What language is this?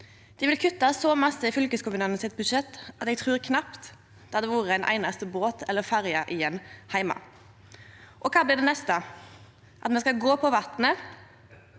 Norwegian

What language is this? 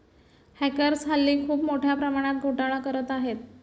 Marathi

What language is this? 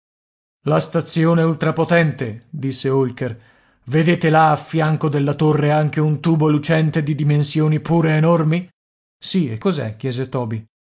Italian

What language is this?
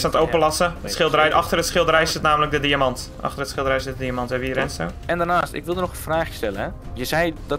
Dutch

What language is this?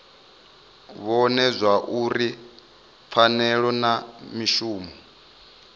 Venda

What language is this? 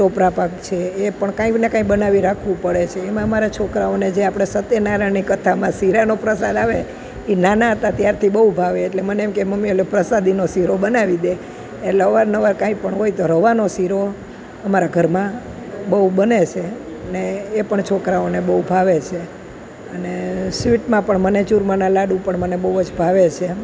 Gujarati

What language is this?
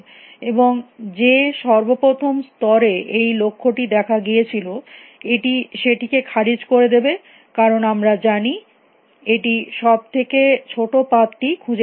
Bangla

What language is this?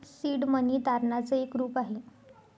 Marathi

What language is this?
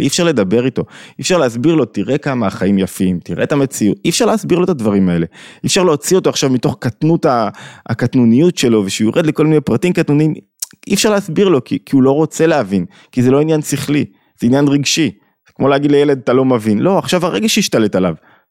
Hebrew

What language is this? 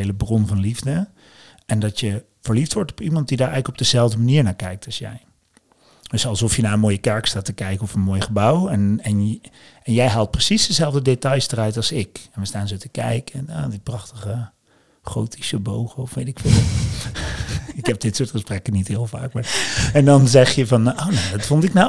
Dutch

